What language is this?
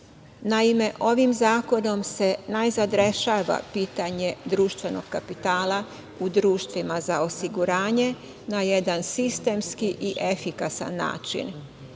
Serbian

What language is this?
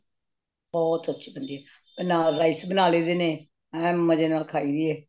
Punjabi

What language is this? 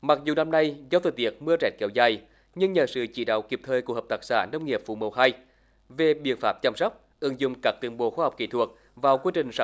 Vietnamese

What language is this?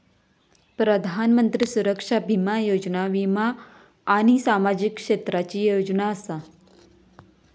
Marathi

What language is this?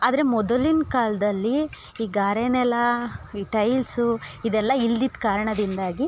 Kannada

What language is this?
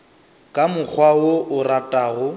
Northern Sotho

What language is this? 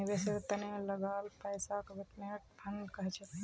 Magahi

